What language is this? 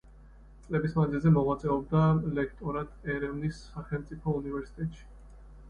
Georgian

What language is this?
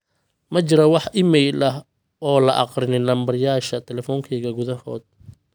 Somali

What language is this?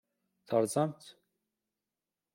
Kabyle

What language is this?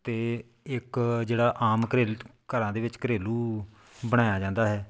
Punjabi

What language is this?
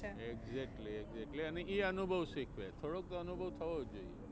Gujarati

